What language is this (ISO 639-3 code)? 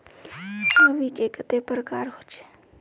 mag